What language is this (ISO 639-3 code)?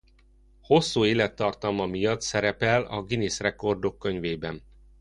hun